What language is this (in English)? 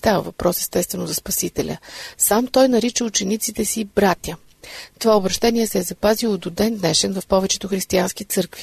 Bulgarian